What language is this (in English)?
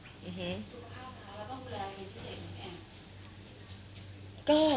Thai